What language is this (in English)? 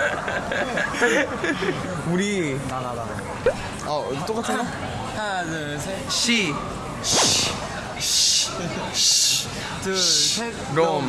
Korean